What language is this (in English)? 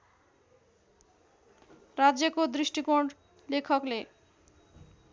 Nepali